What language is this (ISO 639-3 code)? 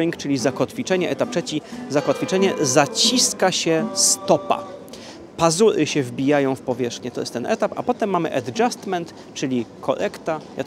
pol